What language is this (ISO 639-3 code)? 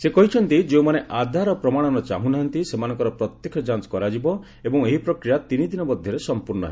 ori